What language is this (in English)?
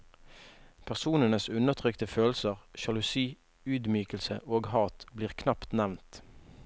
Norwegian